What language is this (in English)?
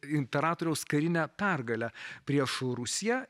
Lithuanian